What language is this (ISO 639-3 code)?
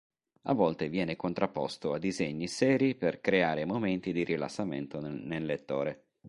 ita